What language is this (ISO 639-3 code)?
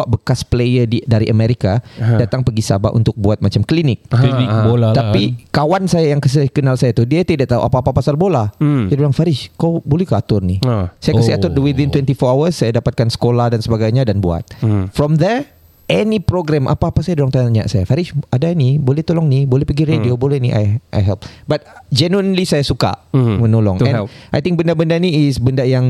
msa